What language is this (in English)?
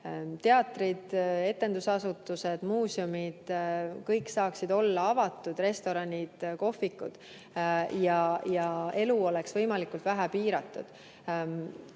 Estonian